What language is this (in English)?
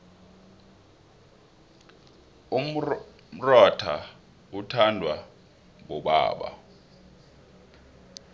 South Ndebele